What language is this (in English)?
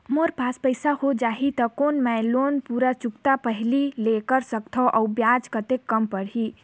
Chhattisgarhi